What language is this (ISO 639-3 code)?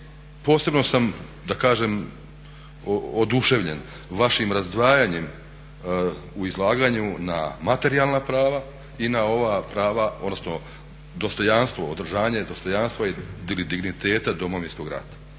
hrv